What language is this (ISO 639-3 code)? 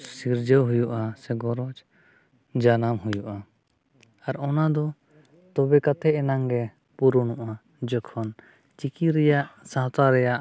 sat